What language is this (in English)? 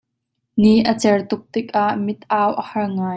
Hakha Chin